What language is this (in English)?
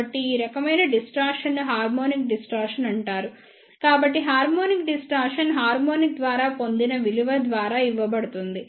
Telugu